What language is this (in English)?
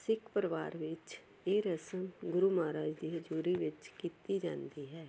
Punjabi